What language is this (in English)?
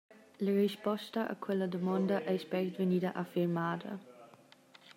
Romansh